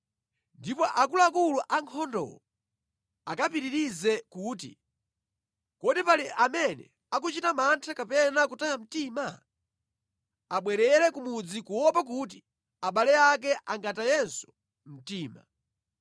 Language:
Nyanja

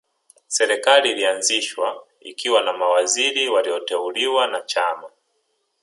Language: Swahili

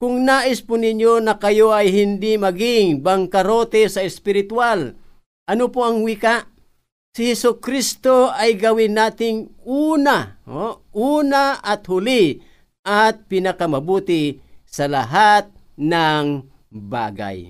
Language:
Filipino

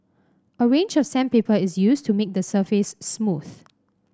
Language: English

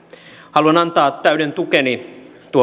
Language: Finnish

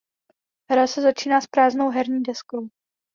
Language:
Czech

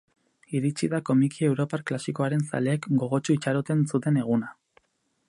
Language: Basque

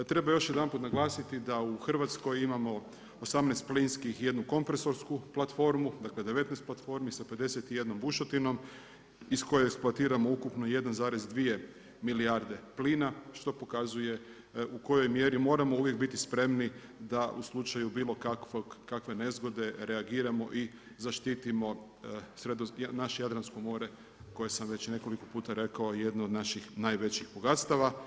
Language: Croatian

